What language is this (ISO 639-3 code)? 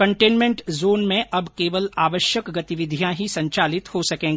hin